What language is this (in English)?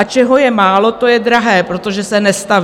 Czech